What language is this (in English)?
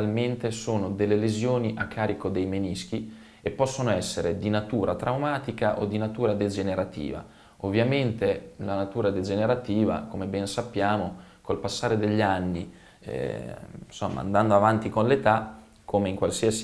Italian